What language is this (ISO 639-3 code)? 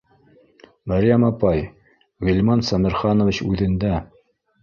bak